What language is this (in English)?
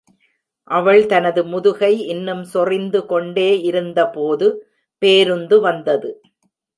Tamil